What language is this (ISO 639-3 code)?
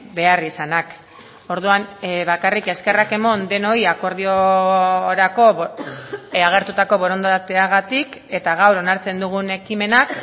eus